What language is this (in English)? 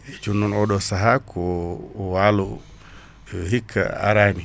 Fula